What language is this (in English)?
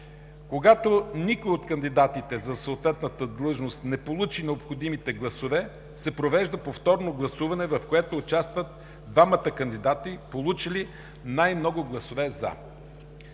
Bulgarian